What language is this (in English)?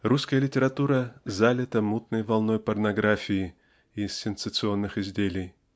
Russian